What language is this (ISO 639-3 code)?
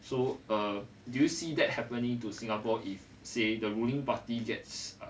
eng